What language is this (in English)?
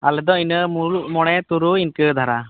Santali